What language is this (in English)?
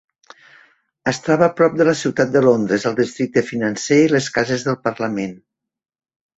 Catalan